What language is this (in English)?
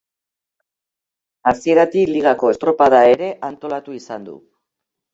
Basque